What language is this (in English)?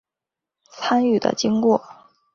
Chinese